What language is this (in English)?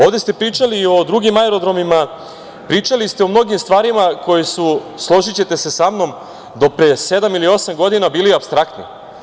Serbian